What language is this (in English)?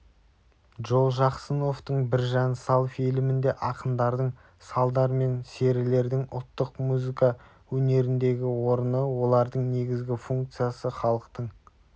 Kazakh